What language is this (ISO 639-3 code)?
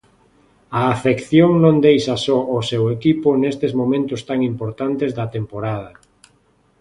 glg